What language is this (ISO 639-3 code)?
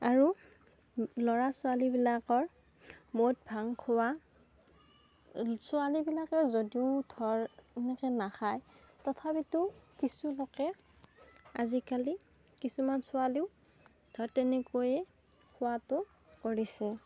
asm